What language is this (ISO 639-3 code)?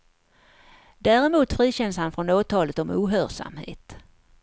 swe